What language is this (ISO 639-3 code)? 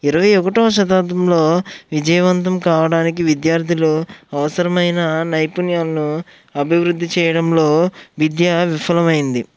tel